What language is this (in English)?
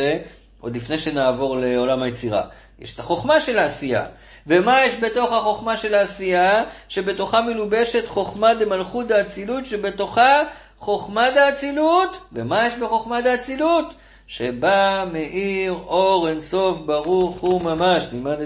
Hebrew